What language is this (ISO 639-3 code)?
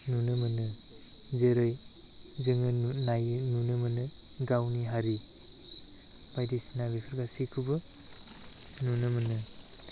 brx